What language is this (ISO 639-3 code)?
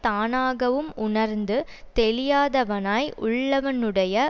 tam